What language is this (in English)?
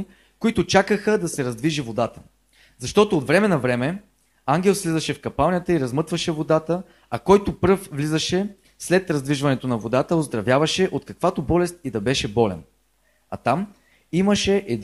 Bulgarian